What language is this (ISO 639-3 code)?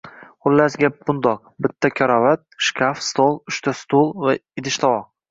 uzb